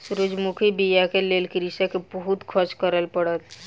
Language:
Maithili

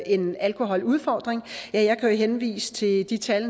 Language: Danish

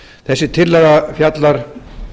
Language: Icelandic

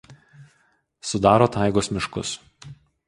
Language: Lithuanian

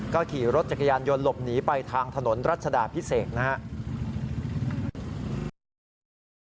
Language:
Thai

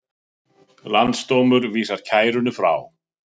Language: Icelandic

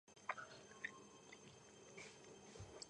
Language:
Georgian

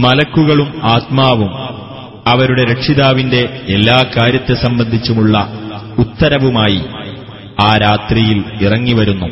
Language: Malayalam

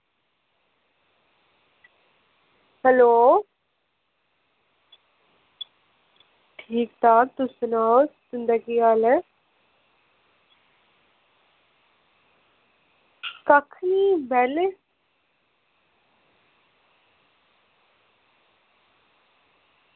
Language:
Dogri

